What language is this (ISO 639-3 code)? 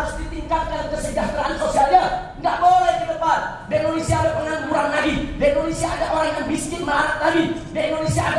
ind